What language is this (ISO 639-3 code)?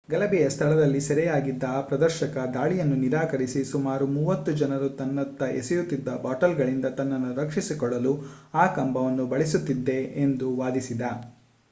kan